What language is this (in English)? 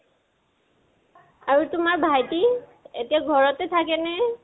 Assamese